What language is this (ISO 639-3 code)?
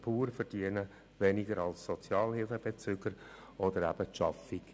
gsw